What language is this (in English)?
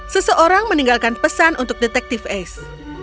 Indonesian